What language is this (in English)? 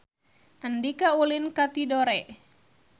Sundanese